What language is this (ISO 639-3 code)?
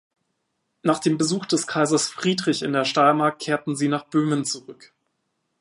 deu